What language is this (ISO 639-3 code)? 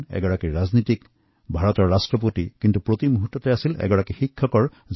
asm